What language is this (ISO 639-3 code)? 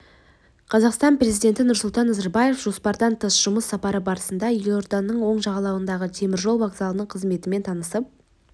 kaz